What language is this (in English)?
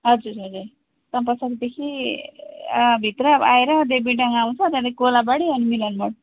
Nepali